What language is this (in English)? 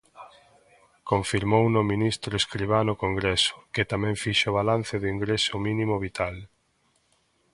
Galician